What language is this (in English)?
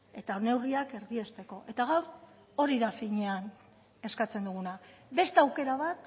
Basque